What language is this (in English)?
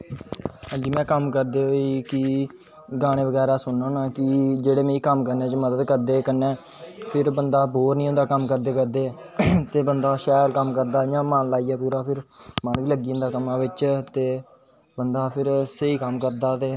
Dogri